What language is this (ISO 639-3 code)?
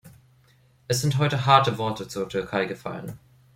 deu